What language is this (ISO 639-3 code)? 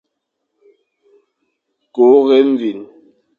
fan